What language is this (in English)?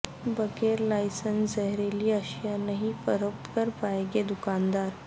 Urdu